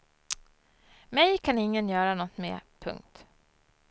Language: Swedish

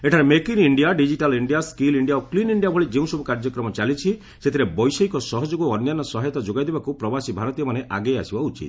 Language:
Odia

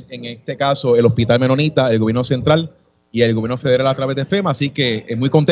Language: Spanish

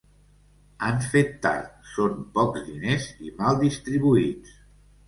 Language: Catalan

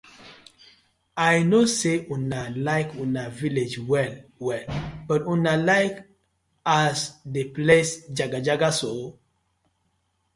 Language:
Nigerian Pidgin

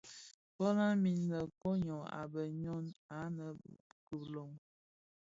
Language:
Bafia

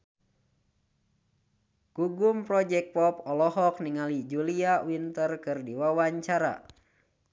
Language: Sundanese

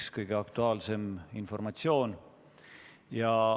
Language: Estonian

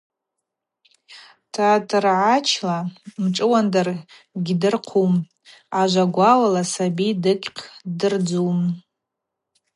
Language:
Abaza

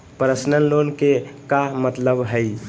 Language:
Magahi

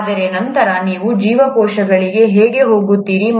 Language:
Kannada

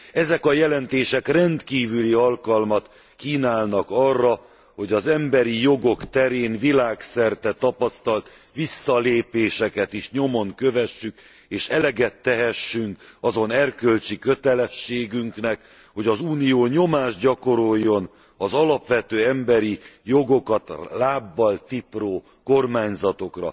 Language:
Hungarian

